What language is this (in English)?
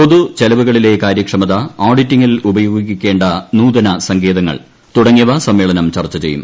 Malayalam